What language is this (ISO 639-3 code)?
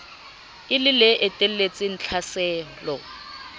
sot